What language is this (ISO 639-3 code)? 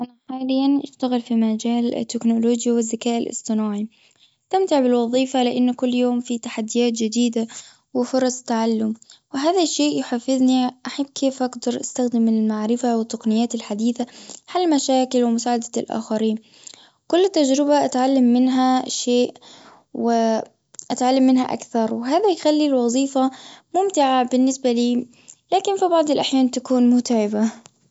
afb